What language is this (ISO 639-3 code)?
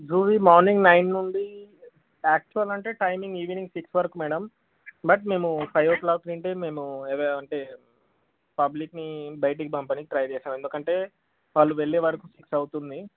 tel